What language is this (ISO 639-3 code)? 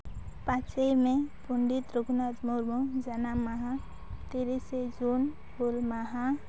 sat